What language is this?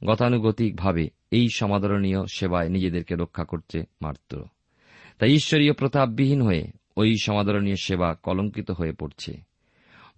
Bangla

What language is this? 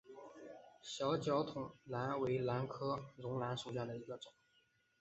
Chinese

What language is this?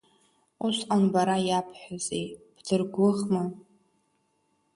Abkhazian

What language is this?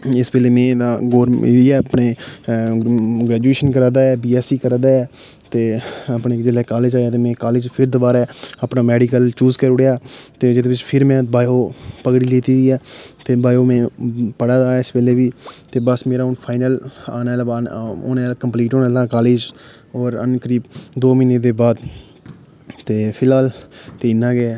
Dogri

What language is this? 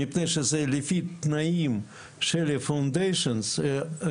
Hebrew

